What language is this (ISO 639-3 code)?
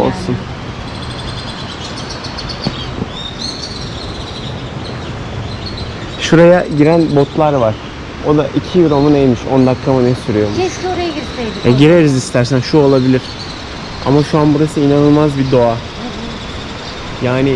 tur